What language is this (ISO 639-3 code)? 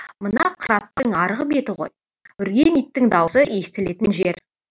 kaz